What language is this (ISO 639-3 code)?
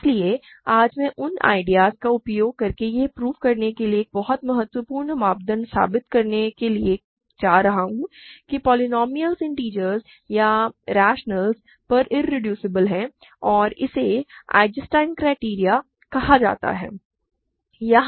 hin